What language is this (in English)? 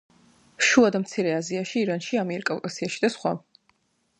Georgian